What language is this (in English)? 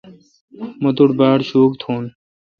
Kalkoti